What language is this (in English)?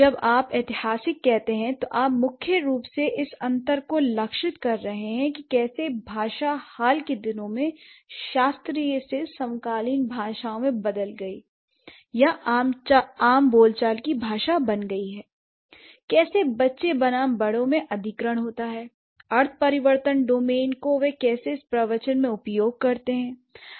Hindi